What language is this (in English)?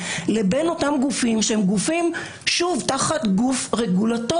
Hebrew